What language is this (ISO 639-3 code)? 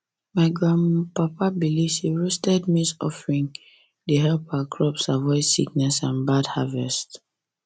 pcm